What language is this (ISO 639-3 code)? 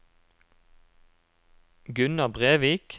nor